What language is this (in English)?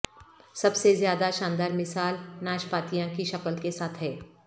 Urdu